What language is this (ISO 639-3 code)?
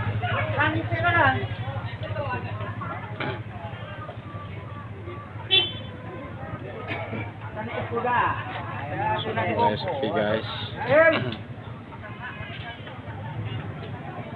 ind